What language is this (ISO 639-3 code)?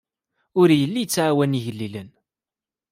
kab